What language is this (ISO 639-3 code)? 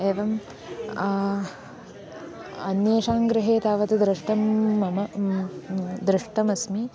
san